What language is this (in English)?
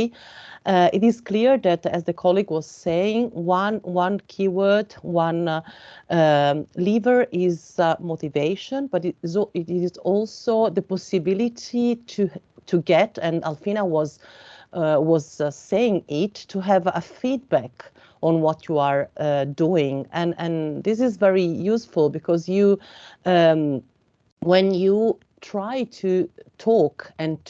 English